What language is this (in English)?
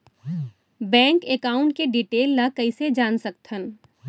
Chhattisgarhi